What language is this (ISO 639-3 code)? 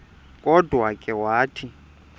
xho